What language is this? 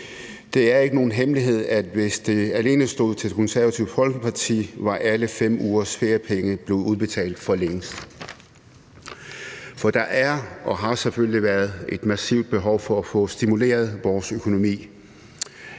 Danish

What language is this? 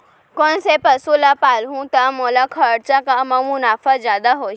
Chhattisgarhi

